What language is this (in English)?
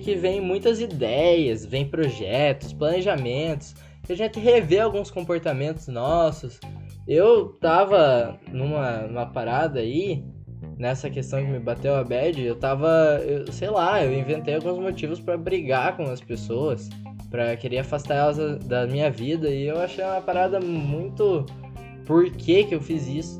Portuguese